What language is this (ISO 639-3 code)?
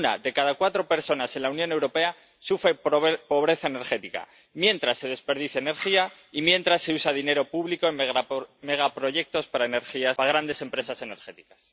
spa